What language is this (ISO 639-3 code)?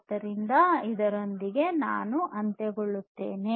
kan